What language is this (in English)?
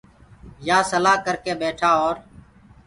Gurgula